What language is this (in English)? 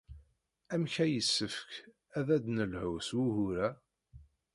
Kabyle